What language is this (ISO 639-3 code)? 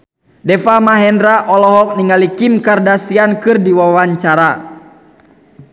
sun